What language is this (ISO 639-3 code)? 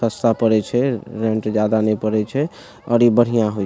mai